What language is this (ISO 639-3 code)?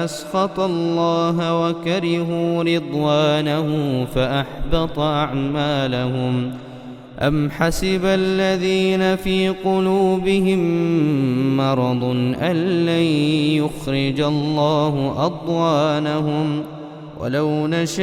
ara